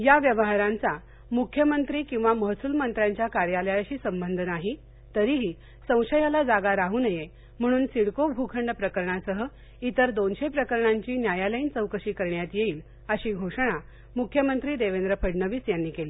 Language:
Marathi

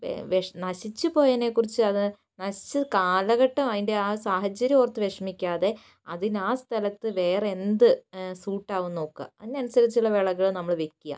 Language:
Malayalam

